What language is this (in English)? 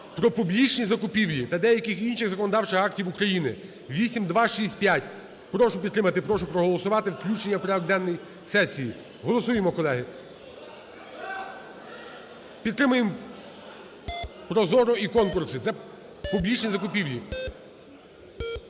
Ukrainian